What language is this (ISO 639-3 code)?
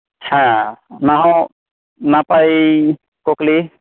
sat